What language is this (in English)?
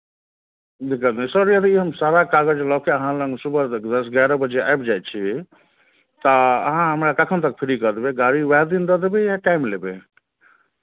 Maithili